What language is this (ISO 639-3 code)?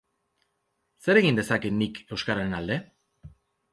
eus